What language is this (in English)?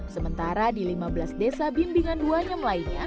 Indonesian